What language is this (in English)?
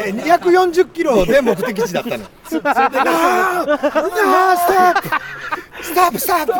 Japanese